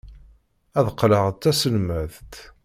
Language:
Kabyle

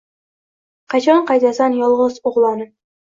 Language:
Uzbek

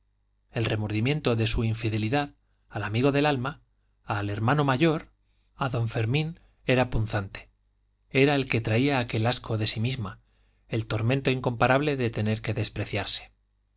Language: Spanish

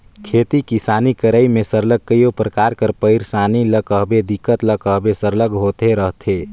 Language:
Chhattisgarhi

